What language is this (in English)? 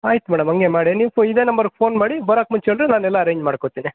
Kannada